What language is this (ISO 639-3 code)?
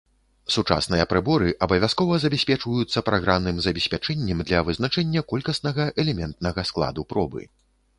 bel